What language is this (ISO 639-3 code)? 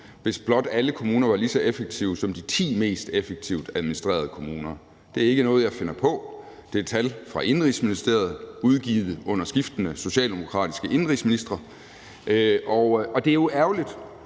dan